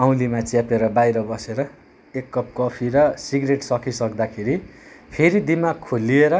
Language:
Nepali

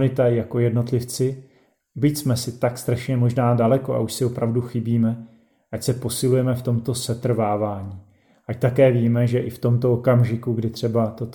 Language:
Czech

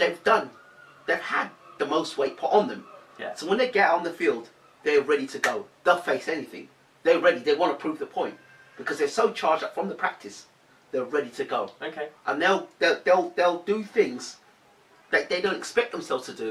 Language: English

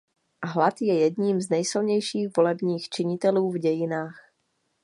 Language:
Czech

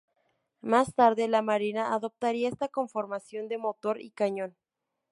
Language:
Spanish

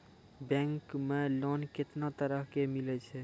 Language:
Maithili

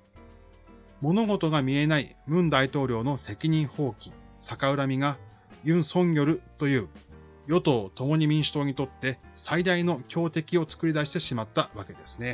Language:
Japanese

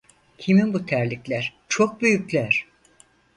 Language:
Turkish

